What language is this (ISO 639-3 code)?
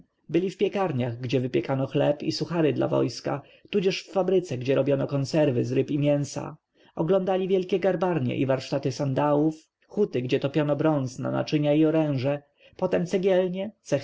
pol